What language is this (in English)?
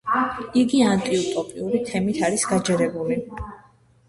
Georgian